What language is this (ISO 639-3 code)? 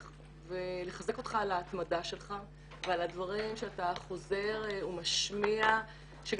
heb